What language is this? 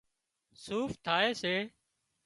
Wadiyara Koli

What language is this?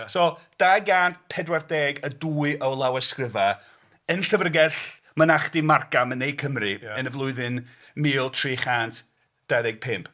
Welsh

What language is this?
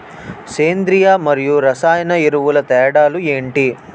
Telugu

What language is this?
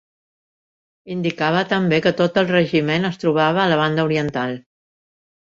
Catalan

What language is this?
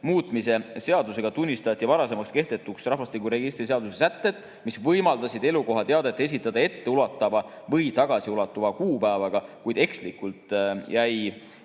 Estonian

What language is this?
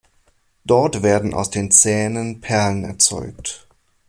German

